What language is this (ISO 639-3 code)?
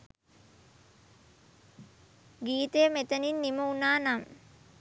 sin